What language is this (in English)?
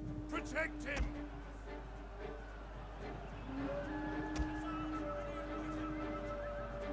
Polish